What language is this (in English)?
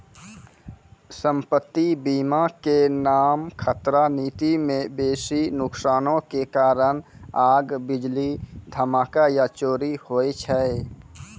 Maithili